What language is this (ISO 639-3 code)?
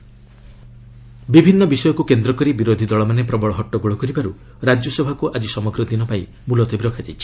ori